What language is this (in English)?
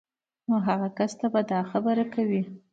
Pashto